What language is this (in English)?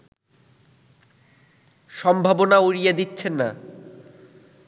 Bangla